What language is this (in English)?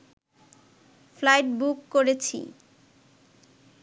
Bangla